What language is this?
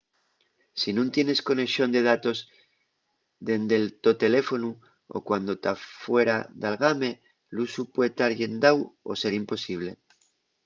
Asturian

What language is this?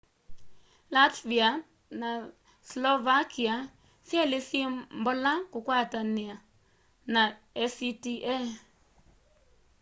Kamba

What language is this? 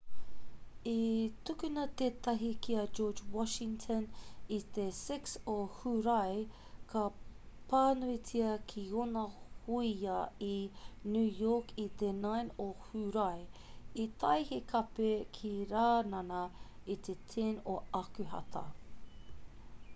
Māori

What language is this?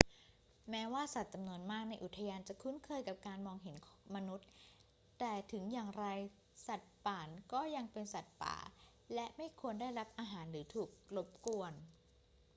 Thai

